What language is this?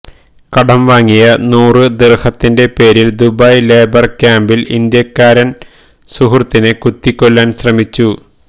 Malayalam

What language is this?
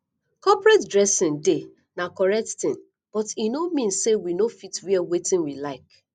Nigerian Pidgin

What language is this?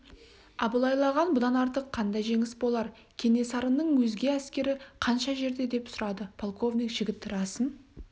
Kazakh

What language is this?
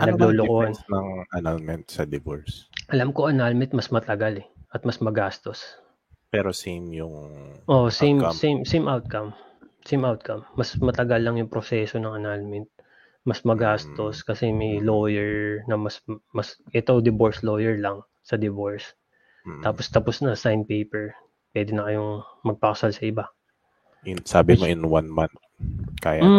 Filipino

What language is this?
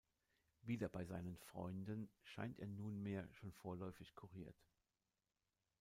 German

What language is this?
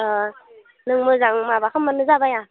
Bodo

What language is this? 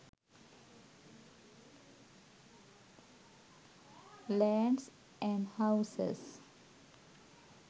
Sinhala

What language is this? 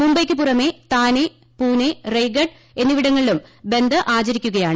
Malayalam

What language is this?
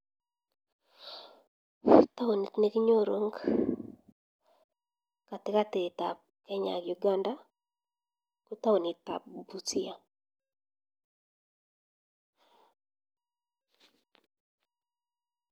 Kalenjin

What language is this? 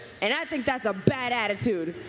English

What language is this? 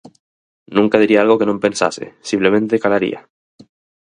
Galician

